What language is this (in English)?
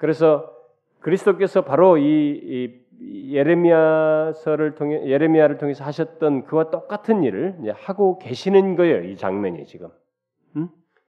Korean